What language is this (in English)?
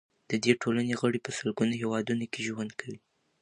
Pashto